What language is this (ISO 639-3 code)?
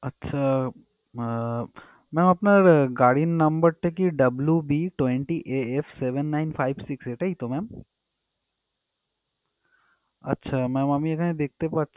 ben